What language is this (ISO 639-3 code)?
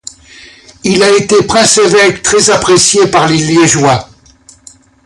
fra